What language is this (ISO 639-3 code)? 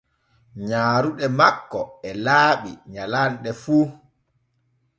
fue